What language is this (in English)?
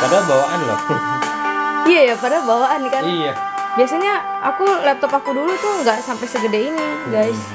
Indonesian